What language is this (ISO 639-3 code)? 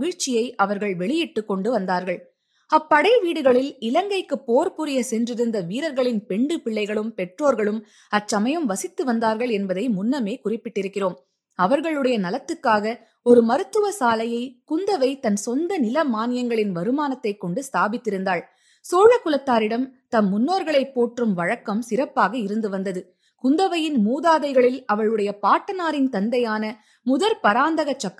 tam